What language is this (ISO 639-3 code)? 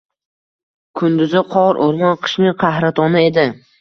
uzb